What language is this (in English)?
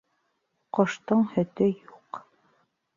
Bashkir